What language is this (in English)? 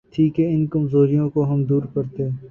Urdu